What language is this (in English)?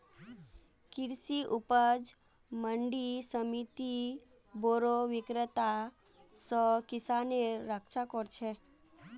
Magahi